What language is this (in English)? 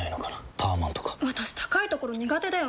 Japanese